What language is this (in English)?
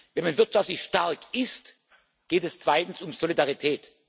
German